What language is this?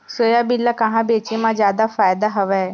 Chhattisgarhi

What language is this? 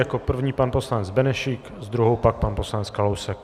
Czech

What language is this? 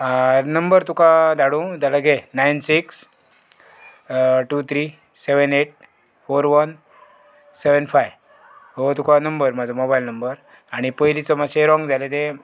Konkani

